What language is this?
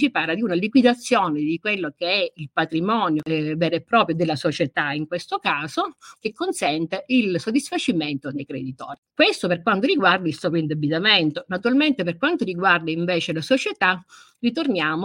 Italian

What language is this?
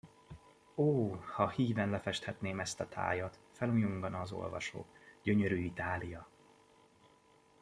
Hungarian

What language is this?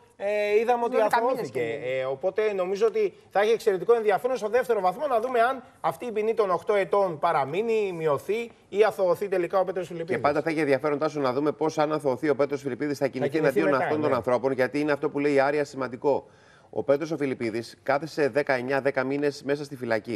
Greek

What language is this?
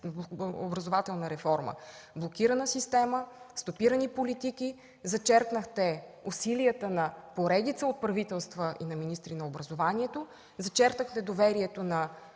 Bulgarian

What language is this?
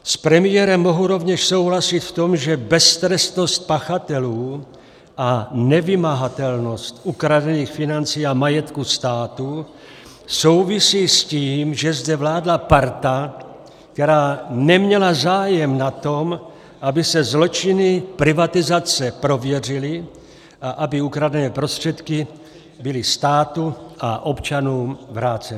Czech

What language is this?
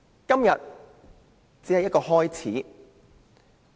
Cantonese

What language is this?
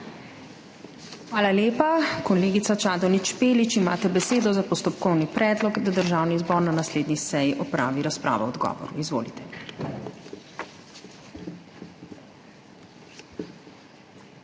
Slovenian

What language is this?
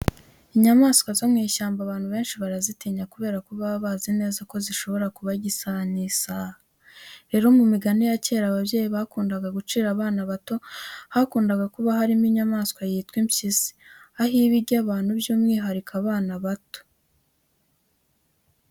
Kinyarwanda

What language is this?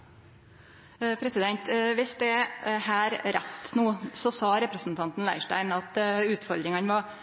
Norwegian Nynorsk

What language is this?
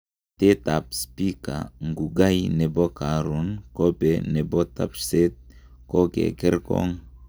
Kalenjin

